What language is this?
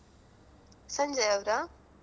Kannada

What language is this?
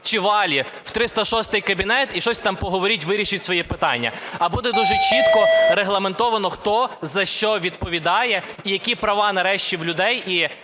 Ukrainian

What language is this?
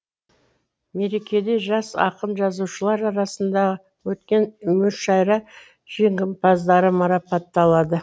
Kazakh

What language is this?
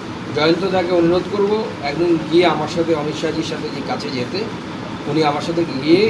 English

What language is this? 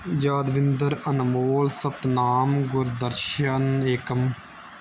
Punjabi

